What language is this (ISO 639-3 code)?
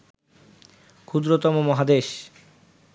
ben